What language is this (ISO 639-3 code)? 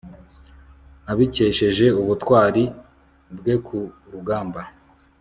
kin